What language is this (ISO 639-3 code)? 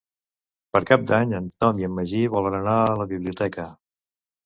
cat